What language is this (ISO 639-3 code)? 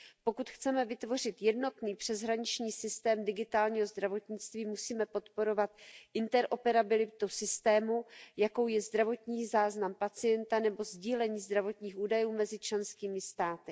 ces